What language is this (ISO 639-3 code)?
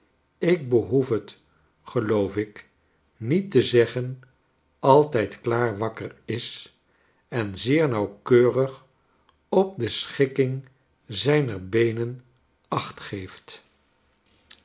nld